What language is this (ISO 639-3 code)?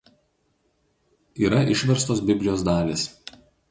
lit